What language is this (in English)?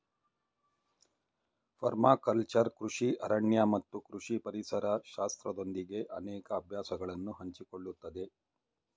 Kannada